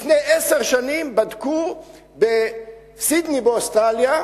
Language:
Hebrew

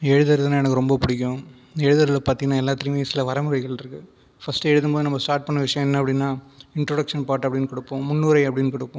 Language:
Tamil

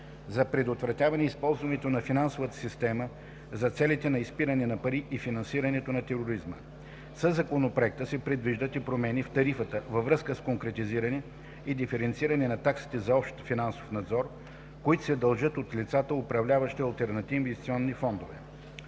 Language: Bulgarian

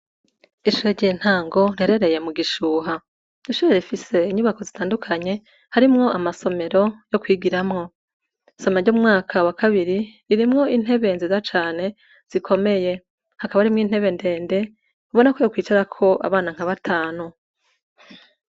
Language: Rundi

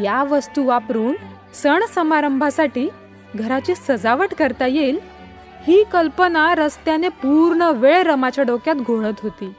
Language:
Marathi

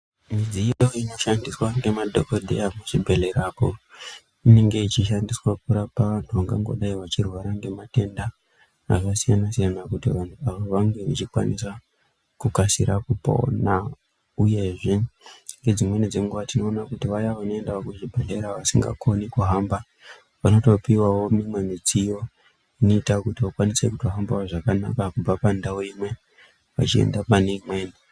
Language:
Ndau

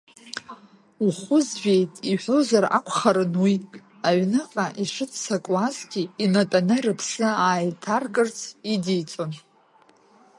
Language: Abkhazian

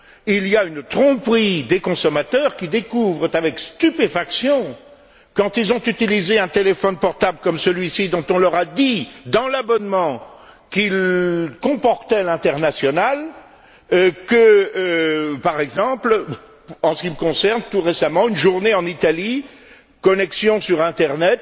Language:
French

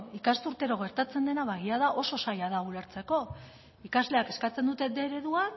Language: Basque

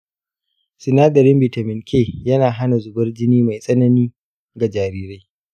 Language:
Hausa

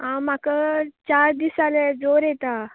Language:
Konkani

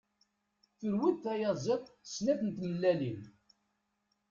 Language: Kabyle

